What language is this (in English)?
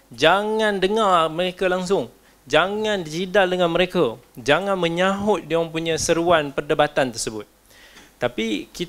Malay